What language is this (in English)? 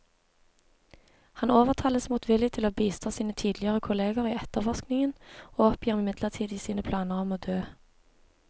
Norwegian